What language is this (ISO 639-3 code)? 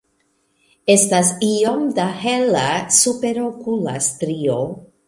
epo